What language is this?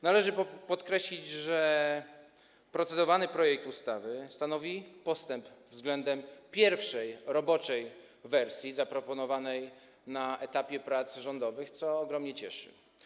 Polish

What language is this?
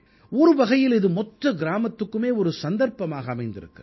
Tamil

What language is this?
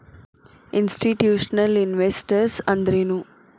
Kannada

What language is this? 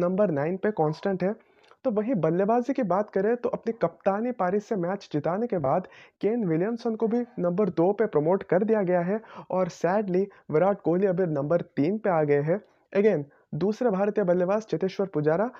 Hindi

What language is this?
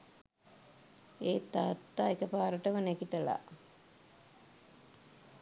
Sinhala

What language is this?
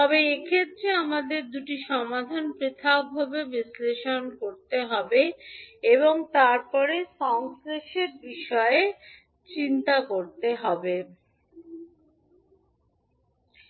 Bangla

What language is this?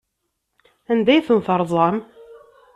Kabyle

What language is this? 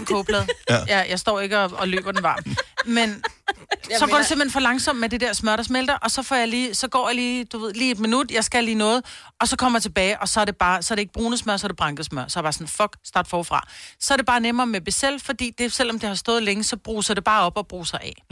Danish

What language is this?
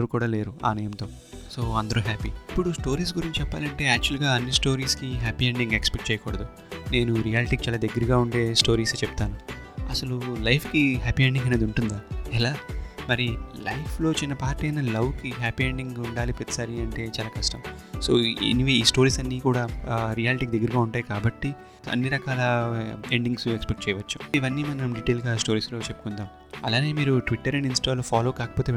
Telugu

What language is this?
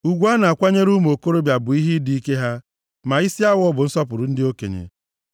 Igbo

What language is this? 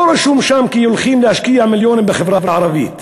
Hebrew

